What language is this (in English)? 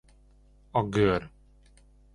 Hungarian